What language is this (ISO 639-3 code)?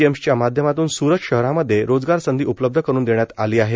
mar